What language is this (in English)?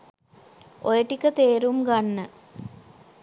Sinhala